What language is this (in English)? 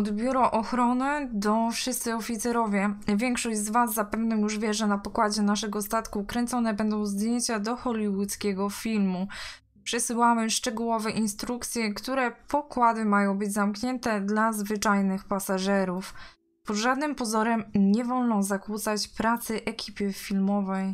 Polish